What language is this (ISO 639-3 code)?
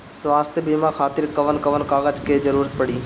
bho